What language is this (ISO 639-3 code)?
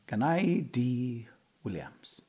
cym